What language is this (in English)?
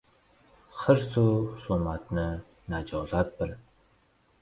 Uzbek